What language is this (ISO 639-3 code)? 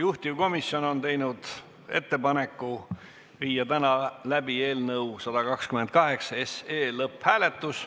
est